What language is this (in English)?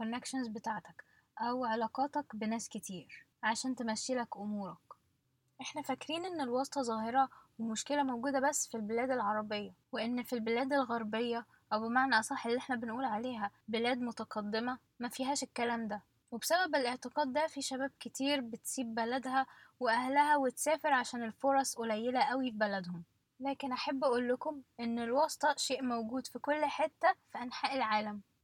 Arabic